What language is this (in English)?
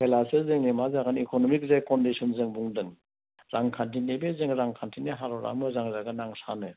Bodo